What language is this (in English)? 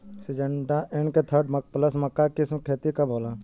Bhojpuri